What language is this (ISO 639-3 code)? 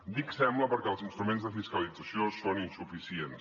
cat